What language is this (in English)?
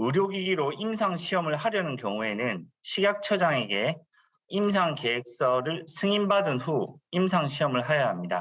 Korean